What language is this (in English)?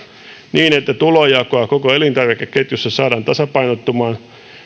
Finnish